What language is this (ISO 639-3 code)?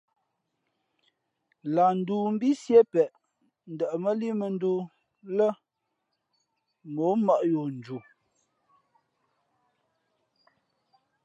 fmp